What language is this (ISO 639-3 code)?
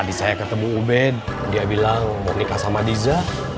ind